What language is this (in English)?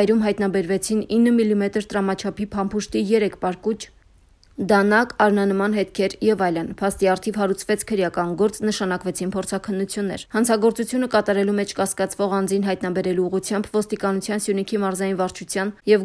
Romanian